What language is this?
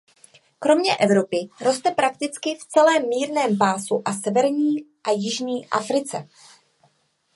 Czech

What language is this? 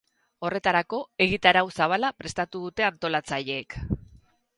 Basque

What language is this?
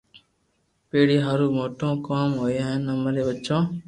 Loarki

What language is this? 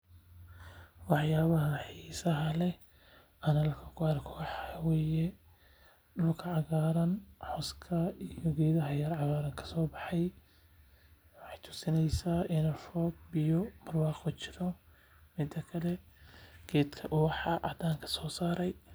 Somali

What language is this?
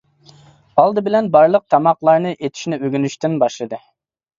Uyghur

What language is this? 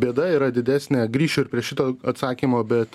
Lithuanian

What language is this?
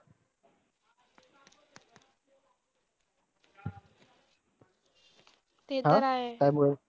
Marathi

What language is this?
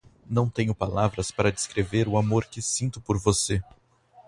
Portuguese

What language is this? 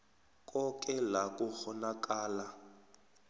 South Ndebele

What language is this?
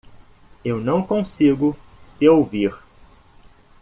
Portuguese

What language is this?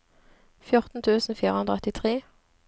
Norwegian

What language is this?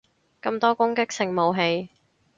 Cantonese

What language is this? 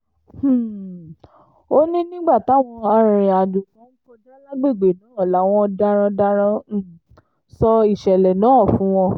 Yoruba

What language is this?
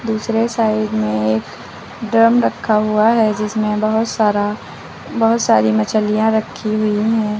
Hindi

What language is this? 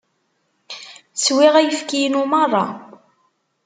Kabyle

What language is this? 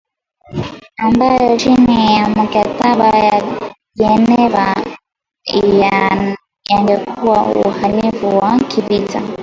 Swahili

